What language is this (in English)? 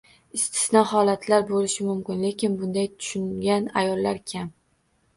Uzbek